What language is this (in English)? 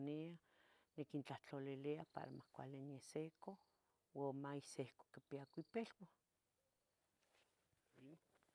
Tetelcingo Nahuatl